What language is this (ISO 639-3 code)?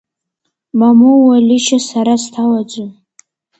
abk